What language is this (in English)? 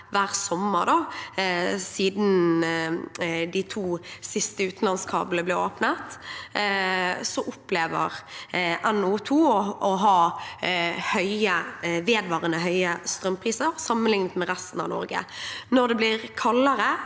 Norwegian